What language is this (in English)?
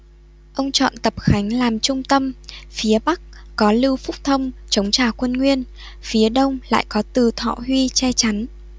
Vietnamese